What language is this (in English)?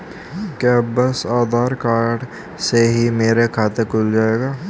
Hindi